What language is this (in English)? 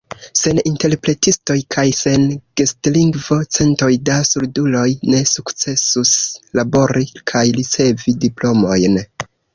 Esperanto